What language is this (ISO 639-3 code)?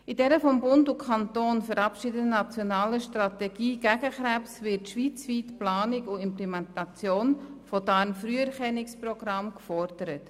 gsw